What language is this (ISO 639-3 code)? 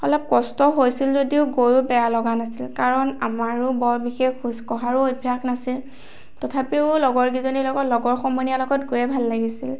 asm